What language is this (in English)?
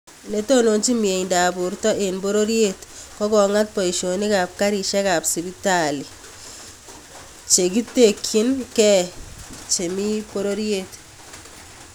Kalenjin